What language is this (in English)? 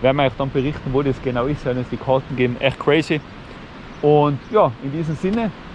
German